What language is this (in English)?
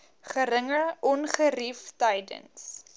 Afrikaans